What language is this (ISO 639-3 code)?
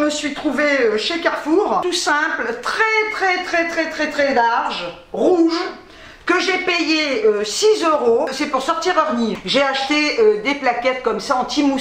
fra